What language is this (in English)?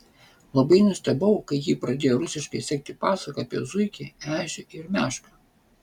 Lithuanian